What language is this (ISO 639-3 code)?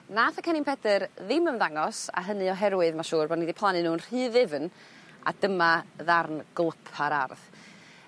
cym